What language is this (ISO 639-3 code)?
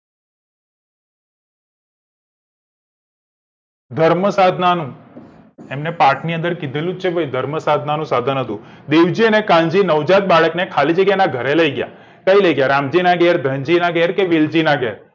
guj